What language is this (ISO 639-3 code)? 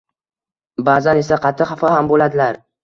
uzb